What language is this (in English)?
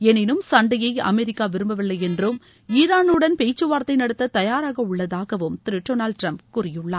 Tamil